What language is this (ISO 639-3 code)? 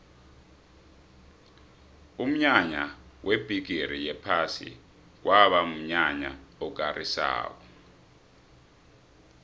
nbl